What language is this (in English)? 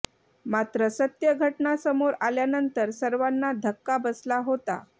Marathi